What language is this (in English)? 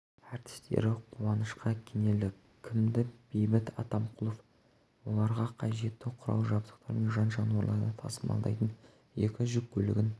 Kazakh